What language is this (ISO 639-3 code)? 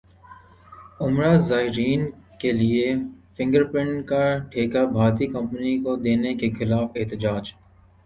urd